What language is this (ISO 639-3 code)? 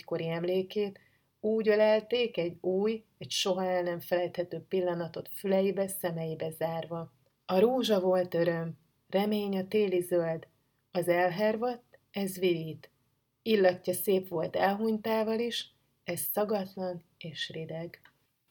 hun